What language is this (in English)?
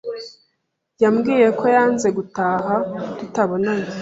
Kinyarwanda